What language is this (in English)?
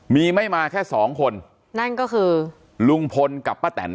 Thai